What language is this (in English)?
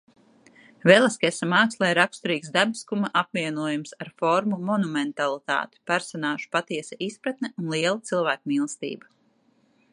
Latvian